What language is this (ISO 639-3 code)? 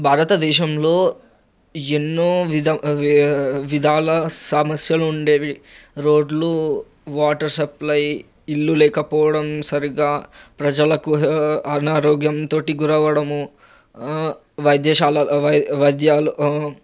tel